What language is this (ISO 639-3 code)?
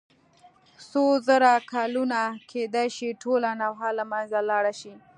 pus